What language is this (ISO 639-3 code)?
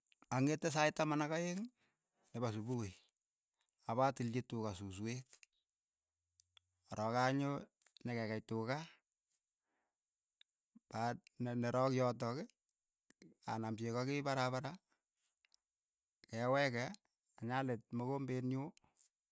eyo